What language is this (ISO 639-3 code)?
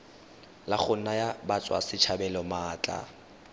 tsn